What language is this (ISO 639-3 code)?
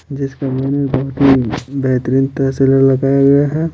hin